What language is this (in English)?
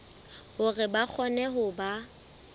Southern Sotho